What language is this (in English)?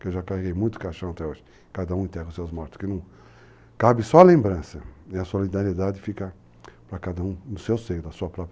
Portuguese